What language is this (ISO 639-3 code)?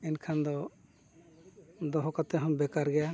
sat